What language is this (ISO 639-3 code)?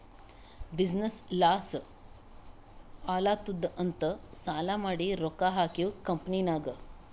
kan